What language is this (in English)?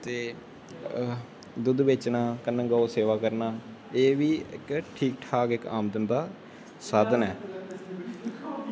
Dogri